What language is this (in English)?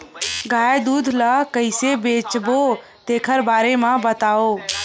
Chhattisgarhi